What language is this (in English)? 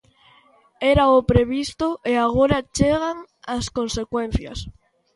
Galician